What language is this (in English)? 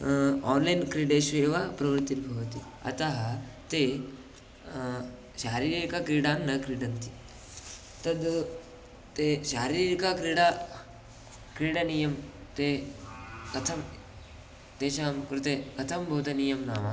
Sanskrit